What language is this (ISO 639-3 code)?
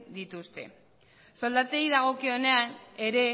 eus